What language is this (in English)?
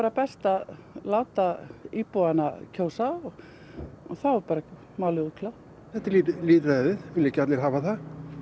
Icelandic